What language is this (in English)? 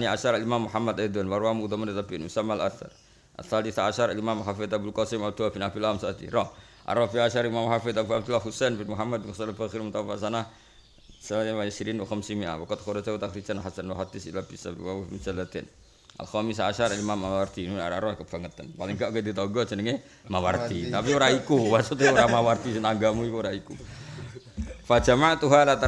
Indonesian